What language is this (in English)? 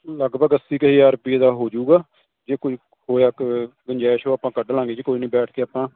Punjabi